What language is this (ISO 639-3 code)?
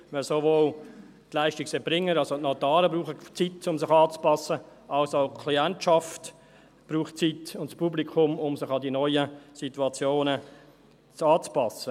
gsw